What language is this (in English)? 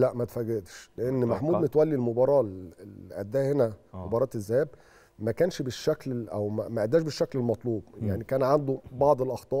Arabic